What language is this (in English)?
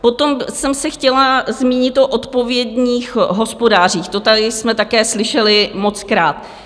Czech